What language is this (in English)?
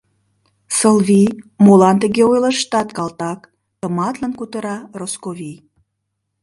Mari